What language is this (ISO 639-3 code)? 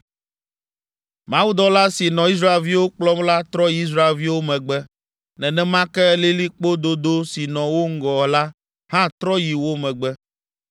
ewe